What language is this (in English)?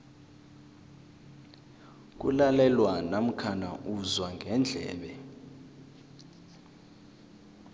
South Ndebele